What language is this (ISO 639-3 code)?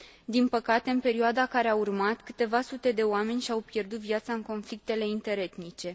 ron